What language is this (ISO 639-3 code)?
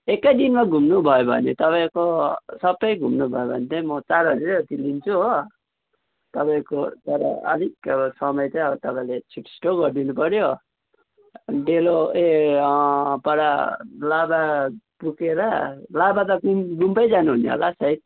nep